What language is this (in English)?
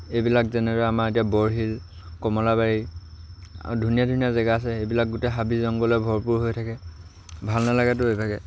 Assamese